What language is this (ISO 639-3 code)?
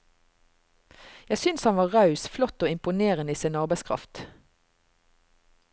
nor